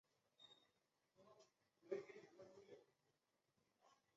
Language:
Chinese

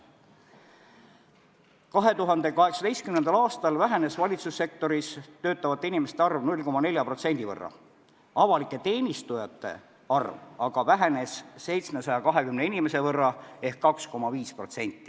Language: Estonian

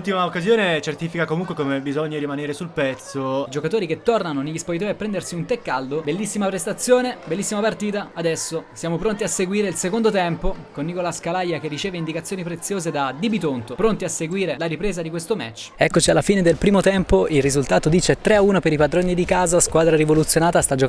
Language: Italian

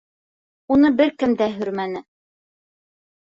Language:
Bashkir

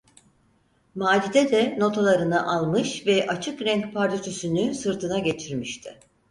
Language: Turkish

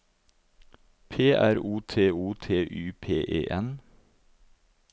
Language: Norwegian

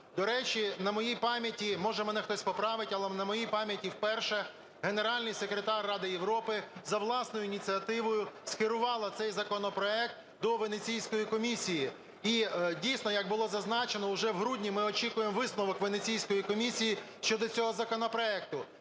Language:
Ukrainian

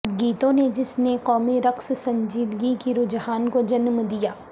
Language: Urdu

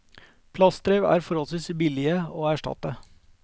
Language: Norwegian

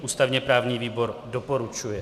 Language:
Czech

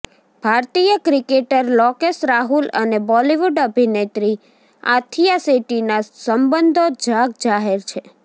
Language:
Gujarati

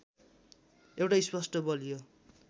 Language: Nepali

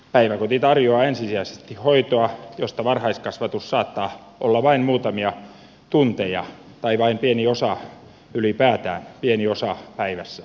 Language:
Finnish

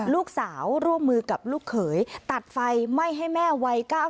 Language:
Thai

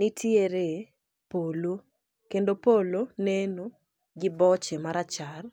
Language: Luo (Kenya and Tanzania)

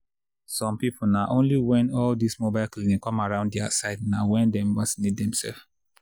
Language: Nigerian Pidgin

